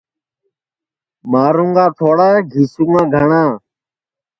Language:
Sansi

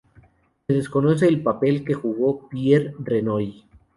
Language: Spanish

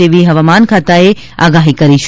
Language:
Gujarati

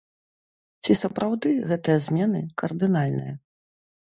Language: Belarusian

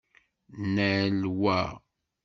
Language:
Kabyle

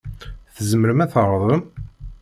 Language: Kabyle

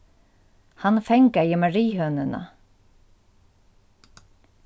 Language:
Faroese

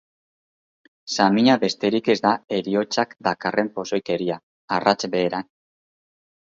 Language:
Basque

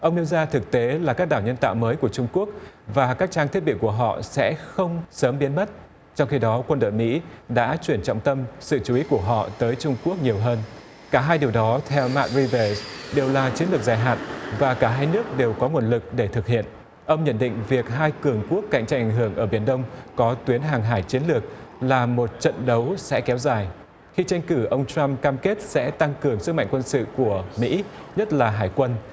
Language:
Vietnamese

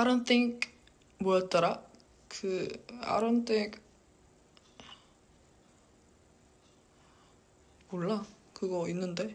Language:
Korean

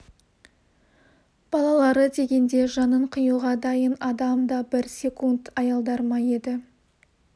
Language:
Kazakh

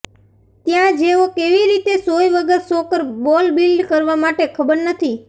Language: Gujarati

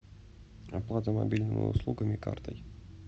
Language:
Russian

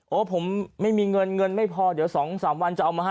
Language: Thai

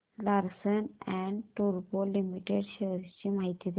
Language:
Marathi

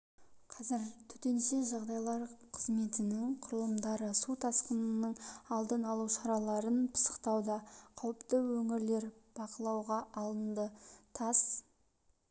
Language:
Kazakh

